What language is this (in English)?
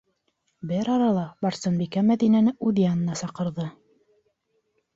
Bashkir